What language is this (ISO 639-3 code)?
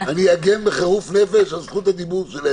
heb